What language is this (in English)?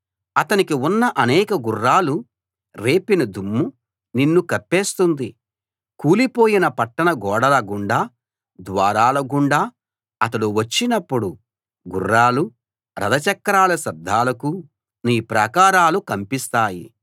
Telugu